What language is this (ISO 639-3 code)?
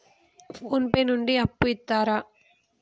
tel